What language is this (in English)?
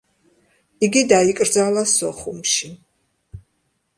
Georgian